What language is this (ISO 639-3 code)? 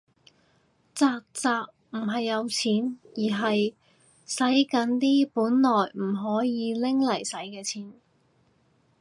yue